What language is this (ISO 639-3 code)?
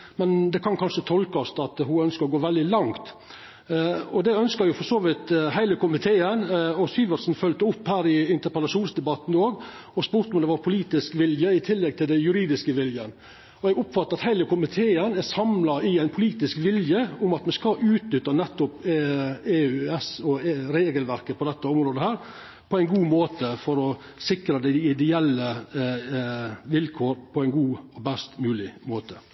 nor